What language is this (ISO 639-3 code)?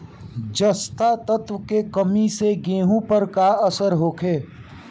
bho